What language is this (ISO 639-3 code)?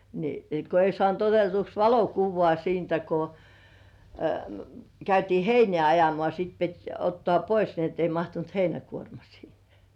fin